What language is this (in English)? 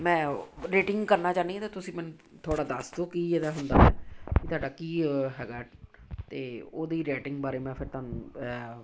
Punjabi